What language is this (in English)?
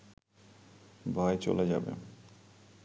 Bangla